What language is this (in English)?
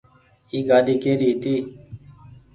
Goaria